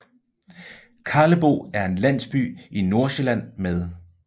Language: Danish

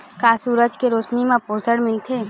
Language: Chhattisgarhi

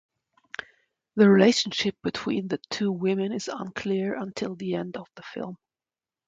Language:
English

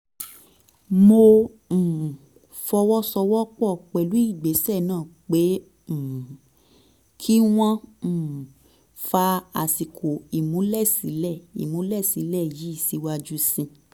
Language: Yoruba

